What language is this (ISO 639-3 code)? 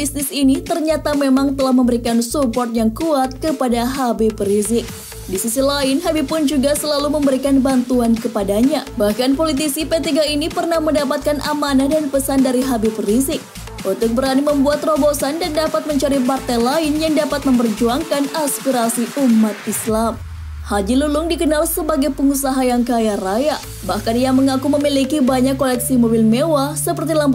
ind